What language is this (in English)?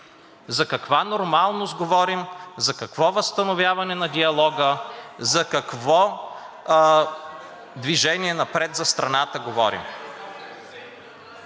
Bulgarian